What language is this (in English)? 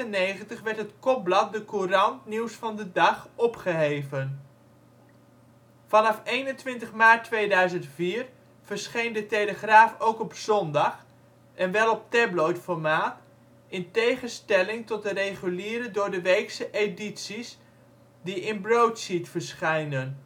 Dutch